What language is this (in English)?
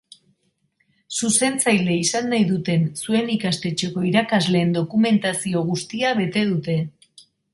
Basque